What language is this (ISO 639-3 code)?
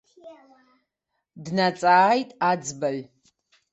abk